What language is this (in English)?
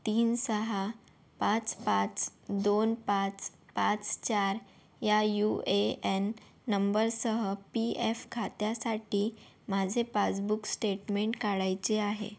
Marathi